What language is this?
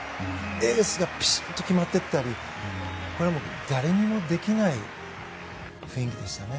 Japanese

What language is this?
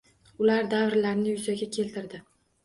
Uzbek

